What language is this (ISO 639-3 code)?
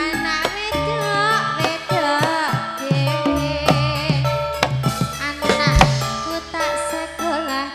ind